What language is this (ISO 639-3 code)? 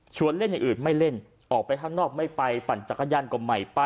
tha